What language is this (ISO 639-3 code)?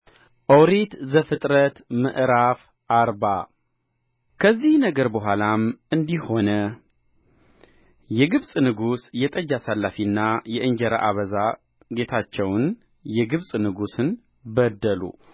amh